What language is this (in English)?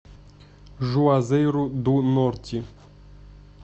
Russian